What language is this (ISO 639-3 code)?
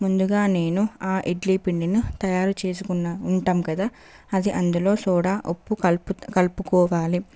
tel